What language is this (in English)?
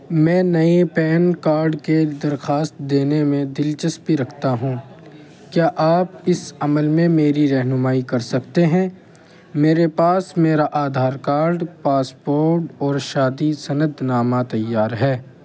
Urdu